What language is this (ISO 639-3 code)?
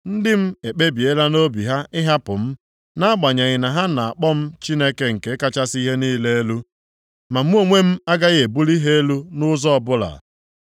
ibo